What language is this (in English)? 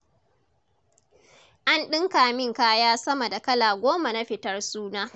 Hausa